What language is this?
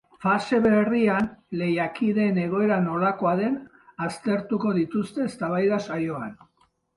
Basque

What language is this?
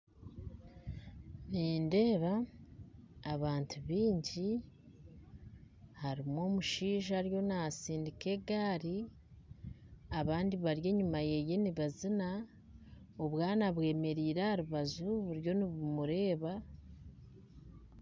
Nyankole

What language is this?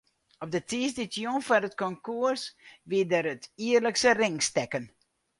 Western Frisian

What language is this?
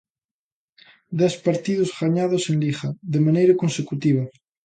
Galician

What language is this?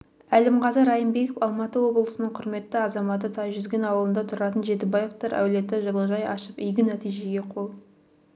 Kazakh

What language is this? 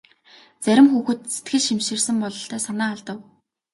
Mongolian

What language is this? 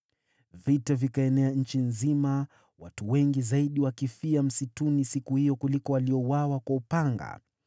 Swahili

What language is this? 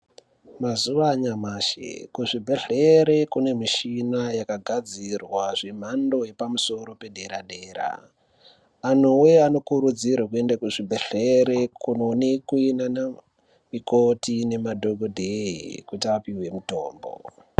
Ndau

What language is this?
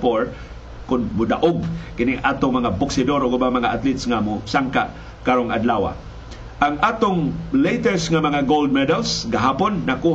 Filipino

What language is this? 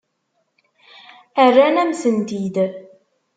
Kabyle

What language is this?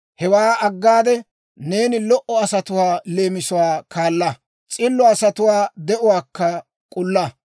Dawro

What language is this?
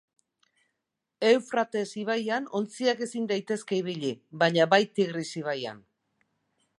Basque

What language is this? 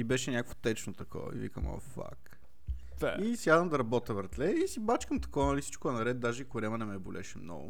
Bulgarian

